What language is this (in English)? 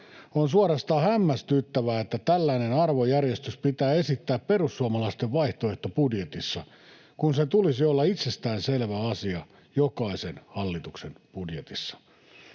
Finnish